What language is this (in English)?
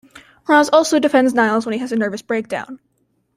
English